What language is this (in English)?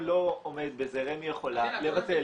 Hebrew